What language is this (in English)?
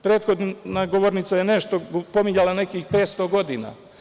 Serbian